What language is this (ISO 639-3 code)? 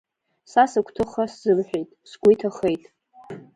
abk